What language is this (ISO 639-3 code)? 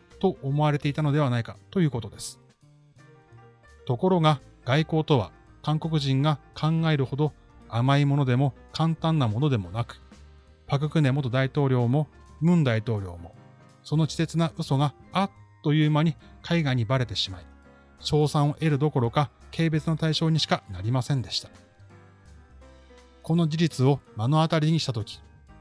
jpn